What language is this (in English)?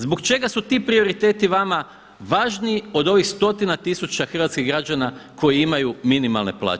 Croatian